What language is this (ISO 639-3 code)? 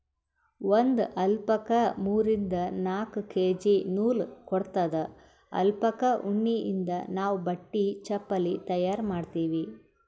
kan